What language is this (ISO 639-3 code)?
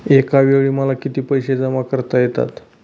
mar